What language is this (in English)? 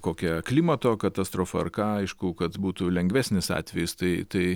Lithuanian